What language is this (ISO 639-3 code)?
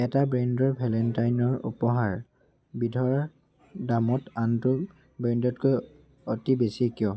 asm